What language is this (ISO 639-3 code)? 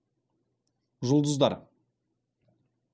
kaz